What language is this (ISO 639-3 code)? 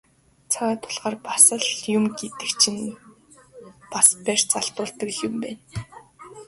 mon